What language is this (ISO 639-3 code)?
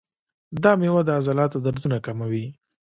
pus